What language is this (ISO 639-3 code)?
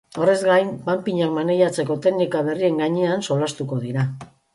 eus